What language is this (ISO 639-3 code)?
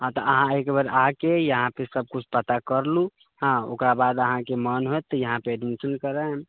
mai